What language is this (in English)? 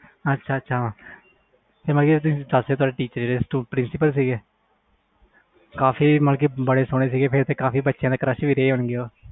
Punjabi